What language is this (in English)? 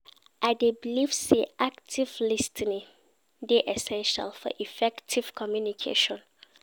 Nigerian Pidgin